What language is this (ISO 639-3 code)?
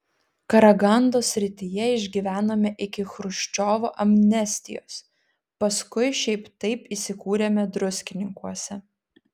lit